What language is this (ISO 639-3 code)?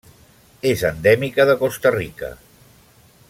cat